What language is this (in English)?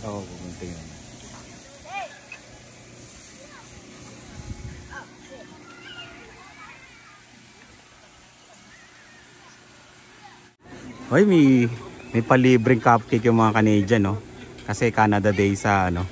Filipino